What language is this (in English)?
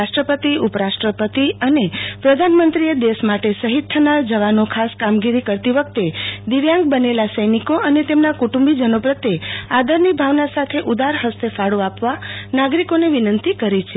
Gujarati